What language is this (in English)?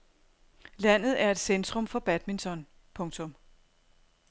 Danish